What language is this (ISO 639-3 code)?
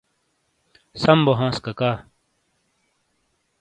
scl